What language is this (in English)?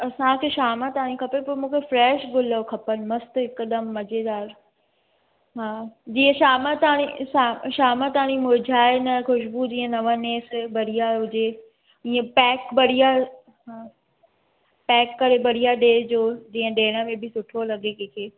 Sindhi